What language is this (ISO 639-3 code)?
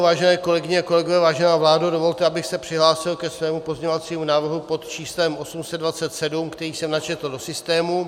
ces